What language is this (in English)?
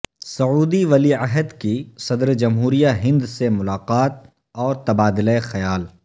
Urdu